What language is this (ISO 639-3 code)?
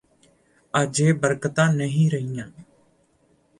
pan